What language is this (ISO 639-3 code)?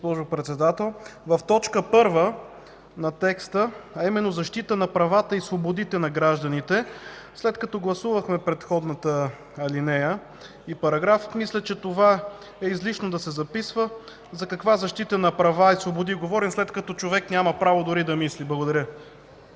bul